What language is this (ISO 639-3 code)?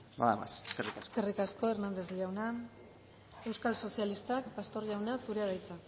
eus